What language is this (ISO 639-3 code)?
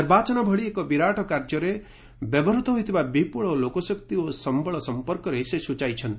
ori